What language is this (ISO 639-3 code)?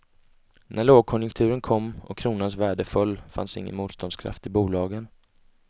swe